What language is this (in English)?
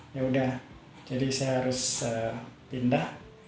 Indonesian